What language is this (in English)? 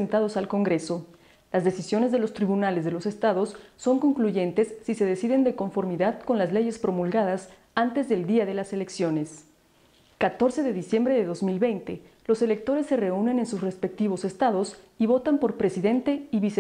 Spanish